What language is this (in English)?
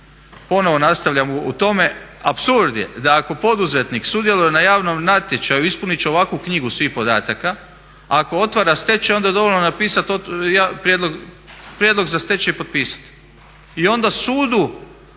Croatian